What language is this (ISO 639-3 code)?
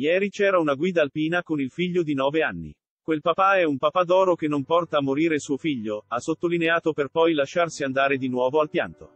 ita